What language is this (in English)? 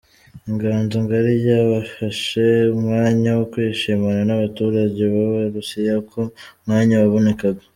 Kinyarwanda